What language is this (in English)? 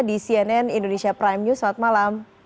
Indonesian